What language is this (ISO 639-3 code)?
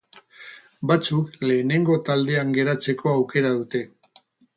eus